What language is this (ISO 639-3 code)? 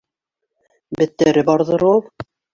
bak